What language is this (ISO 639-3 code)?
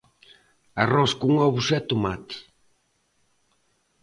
glg